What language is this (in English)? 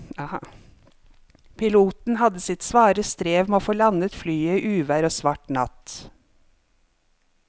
Norwegian